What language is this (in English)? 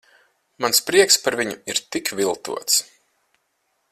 Latvian